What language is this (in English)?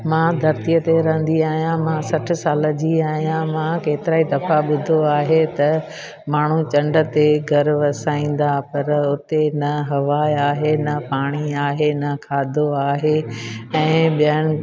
Sindhi